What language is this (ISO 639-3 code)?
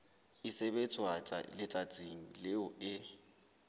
sot